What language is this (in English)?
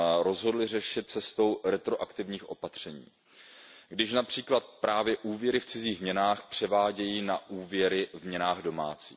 Czech